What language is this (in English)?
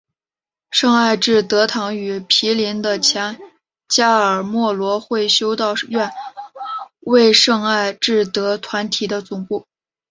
Chinese